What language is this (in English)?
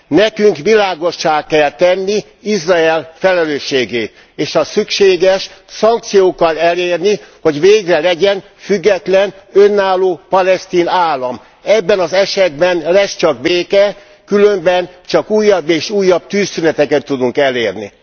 Hungarian